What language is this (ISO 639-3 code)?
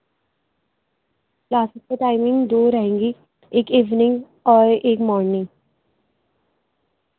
urd